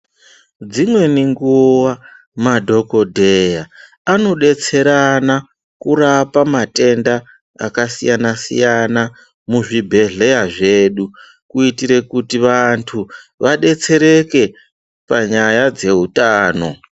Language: Ndau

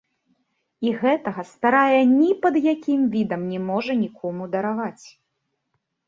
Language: Belarusian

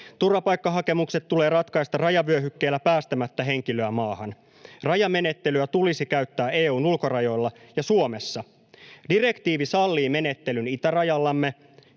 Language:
Finnish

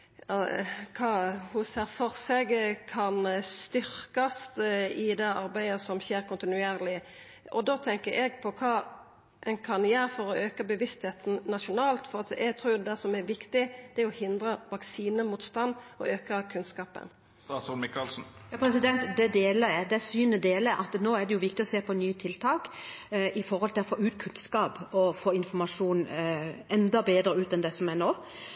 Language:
Norwegian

